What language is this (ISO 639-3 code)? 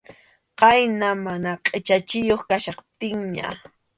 qxu